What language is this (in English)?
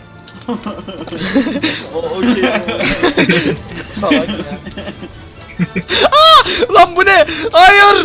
Turkish